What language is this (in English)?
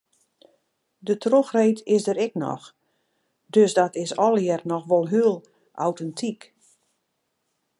Western Frisian